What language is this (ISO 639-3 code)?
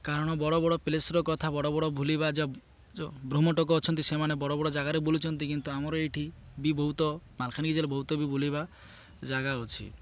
ori